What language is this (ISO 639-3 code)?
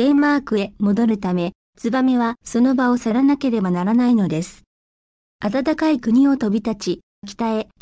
jpn